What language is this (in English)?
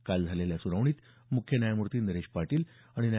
Marathi